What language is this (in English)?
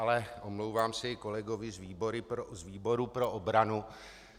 Czech